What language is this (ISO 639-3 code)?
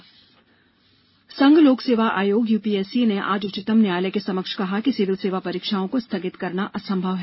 hin